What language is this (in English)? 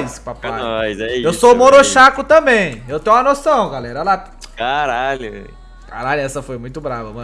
Portuguese